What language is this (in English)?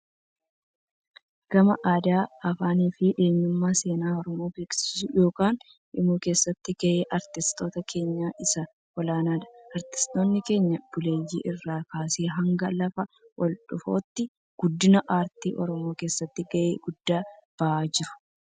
Oromo